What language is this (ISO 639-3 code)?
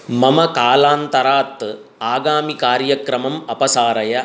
san